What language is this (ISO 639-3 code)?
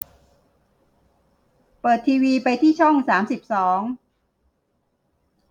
tha